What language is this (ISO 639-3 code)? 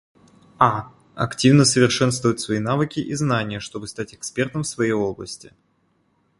rus